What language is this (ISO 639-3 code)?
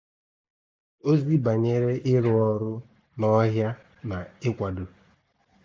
ibo